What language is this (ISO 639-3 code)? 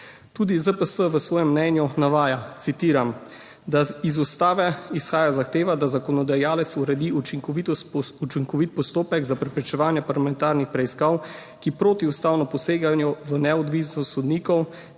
slv